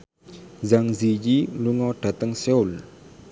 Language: Javanese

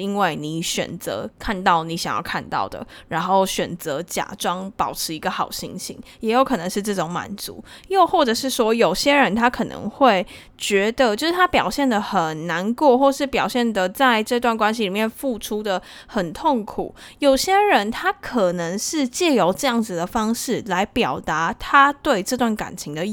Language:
Chinese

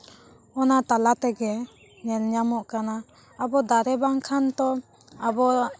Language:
Santali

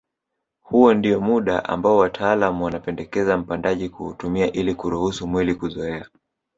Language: Swahili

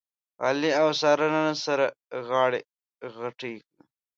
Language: Pashto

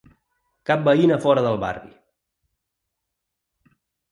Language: Catalan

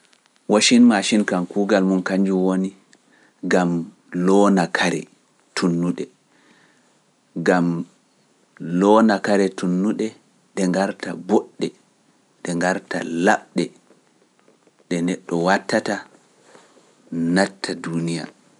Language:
Pular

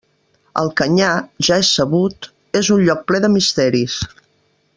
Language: Catalan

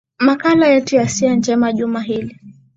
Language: Swahili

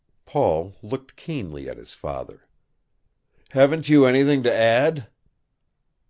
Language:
English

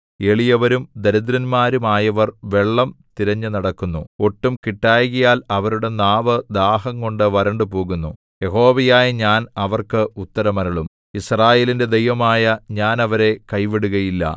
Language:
Malayalam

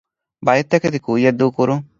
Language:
Divehi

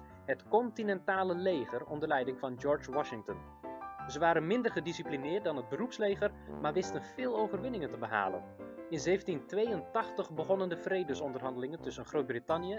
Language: Dutch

